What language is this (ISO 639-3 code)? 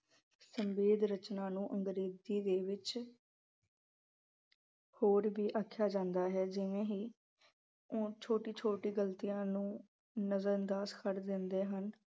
pan